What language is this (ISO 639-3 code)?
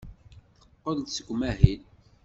kab